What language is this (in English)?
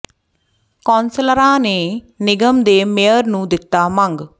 Punjabi